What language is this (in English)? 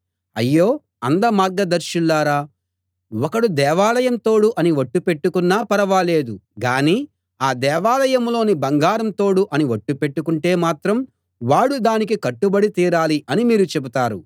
Telugu